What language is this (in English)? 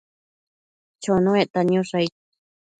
Matsés